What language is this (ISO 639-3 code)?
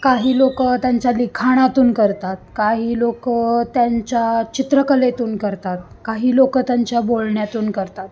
mar